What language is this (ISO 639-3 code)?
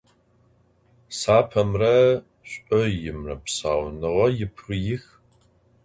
ady